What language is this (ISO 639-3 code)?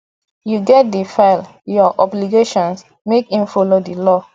pcm